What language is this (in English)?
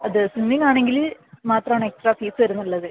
Malayalam